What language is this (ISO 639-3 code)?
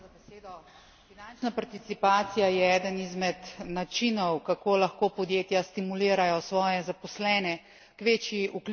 slv